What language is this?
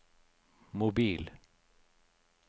Norwegian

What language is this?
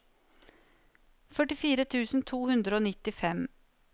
Norwegian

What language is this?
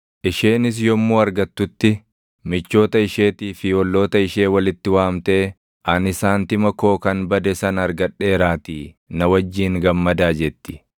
Oromo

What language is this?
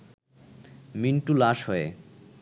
Bangla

